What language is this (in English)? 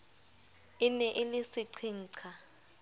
Southern Sotho